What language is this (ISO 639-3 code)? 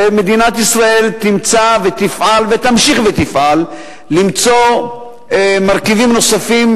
heb